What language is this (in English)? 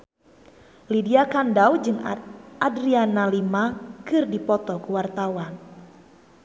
Sundanese